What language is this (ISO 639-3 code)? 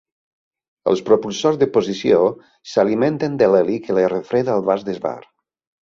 cat